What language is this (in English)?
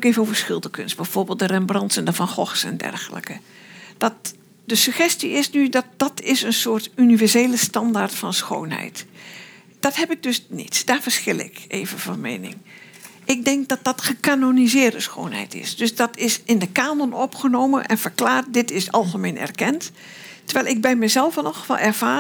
Dutch